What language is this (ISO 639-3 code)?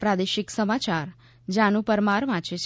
guj